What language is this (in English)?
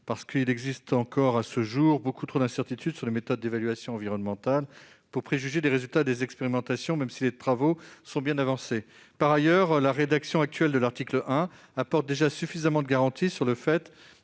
French